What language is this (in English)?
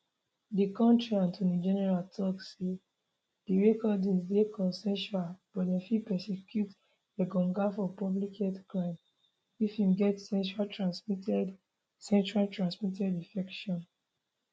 Nigerian Pidgin